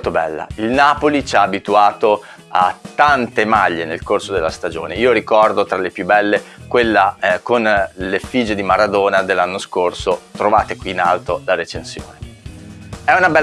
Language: Italian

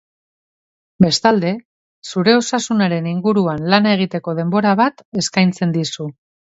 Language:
Basque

